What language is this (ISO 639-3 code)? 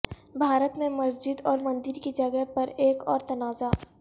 urd